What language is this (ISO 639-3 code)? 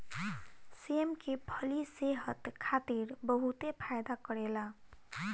bho